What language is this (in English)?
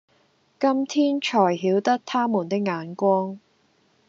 Cantonese